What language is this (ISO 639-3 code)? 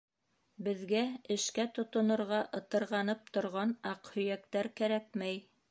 bak